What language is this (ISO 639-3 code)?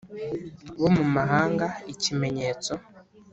kin